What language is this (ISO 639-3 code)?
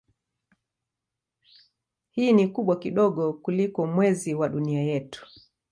swa